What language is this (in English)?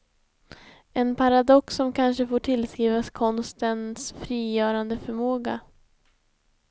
Swedish